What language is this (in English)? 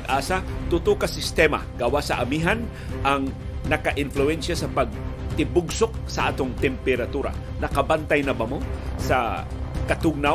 Filipino